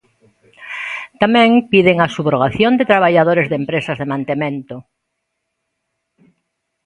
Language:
Galician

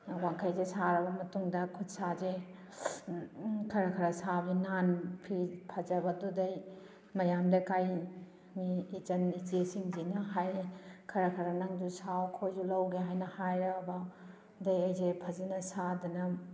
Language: Manipuri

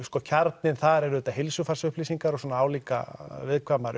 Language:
Icelandic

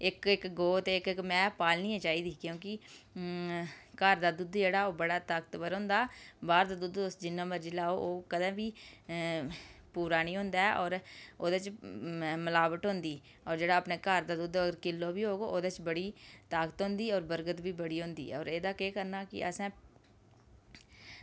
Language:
Dogri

